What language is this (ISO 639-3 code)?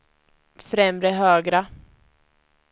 swe